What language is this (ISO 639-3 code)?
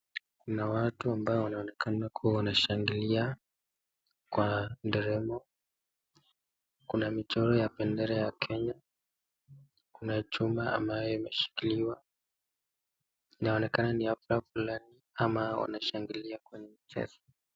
swa